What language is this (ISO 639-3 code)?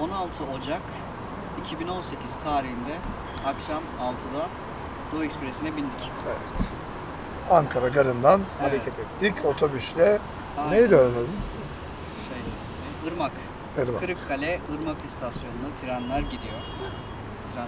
tur